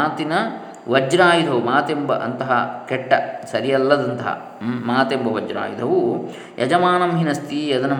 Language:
Kannada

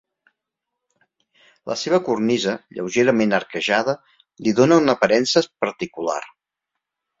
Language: Catalan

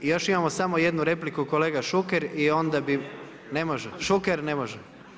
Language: Croatian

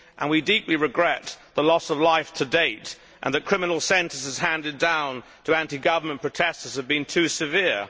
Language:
English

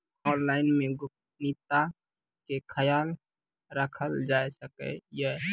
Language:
Maithili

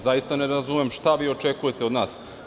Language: Serbian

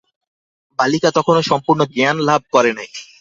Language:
Bangla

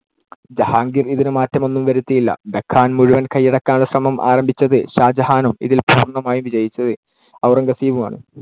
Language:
Malayalam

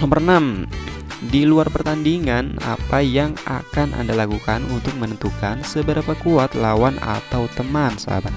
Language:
Indonesian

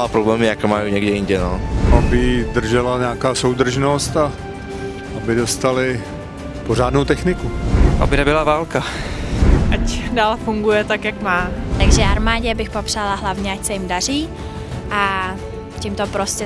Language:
Czech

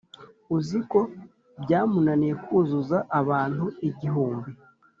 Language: Kinyarwanda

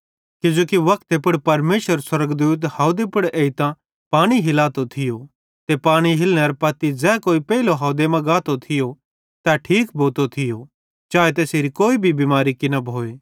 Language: Bhadrawahi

